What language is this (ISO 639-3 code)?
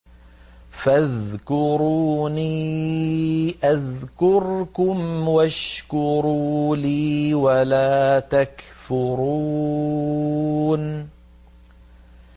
ara